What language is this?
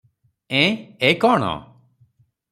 Odia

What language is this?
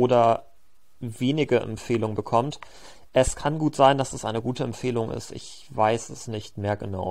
German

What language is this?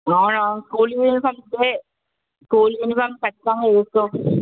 Telugu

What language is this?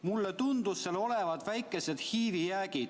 Estonian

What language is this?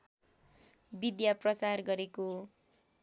Nepali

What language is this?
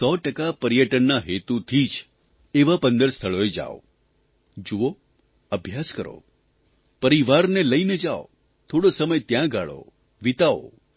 Gujarati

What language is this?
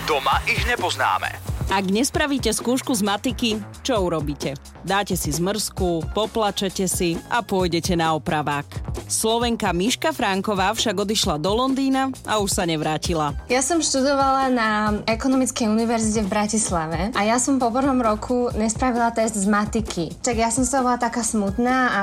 Slovak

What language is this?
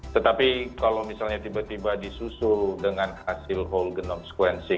Indonesian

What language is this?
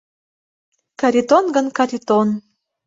Mari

